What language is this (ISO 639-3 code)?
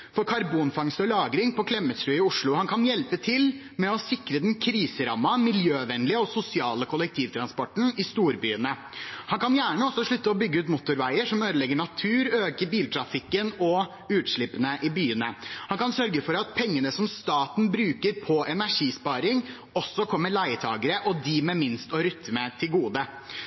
nob